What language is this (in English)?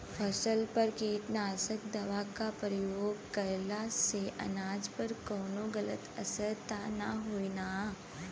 Bhojpuri